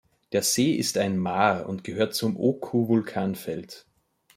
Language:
German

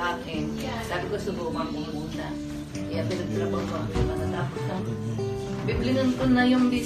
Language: Filipino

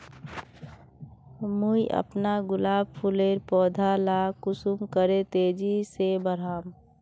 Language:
Magahi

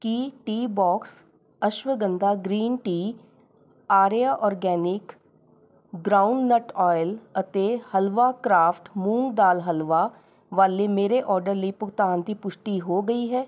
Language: Punjabi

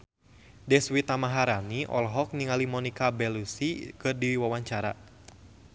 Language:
Sundanese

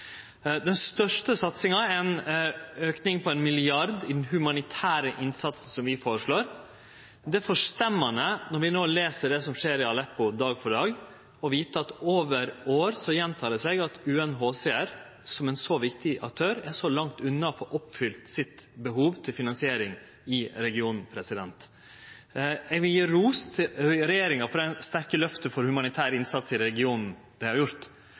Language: Norwegian Nynorsk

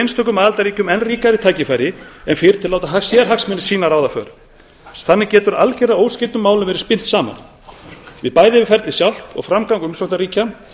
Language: Icelandic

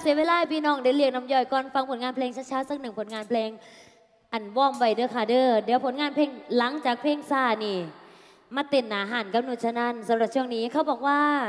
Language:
Thai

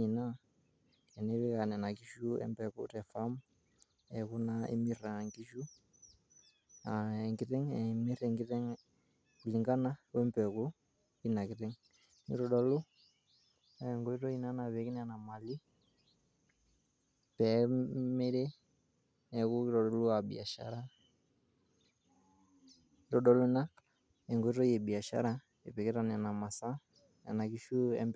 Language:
Masai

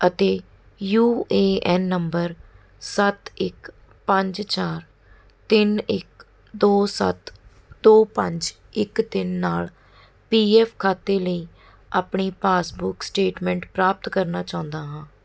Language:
Punjabi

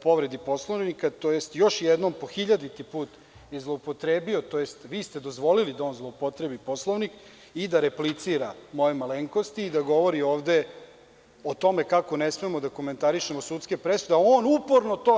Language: Serbian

